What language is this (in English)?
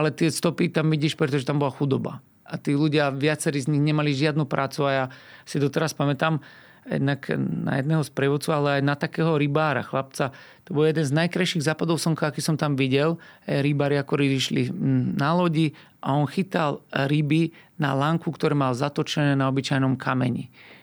Slovak